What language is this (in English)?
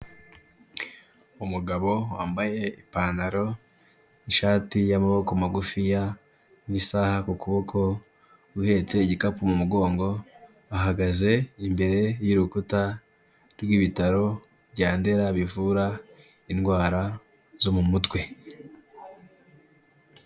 Kinyarwanda